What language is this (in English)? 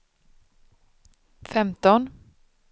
Swedish